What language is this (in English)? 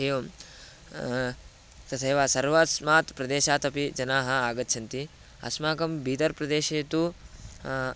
Sanskrit